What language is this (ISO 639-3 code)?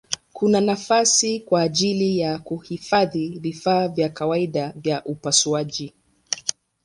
swa